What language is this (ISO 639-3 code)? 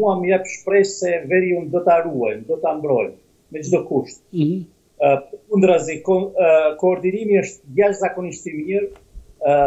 ron